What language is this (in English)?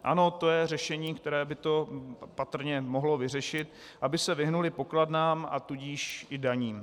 Czech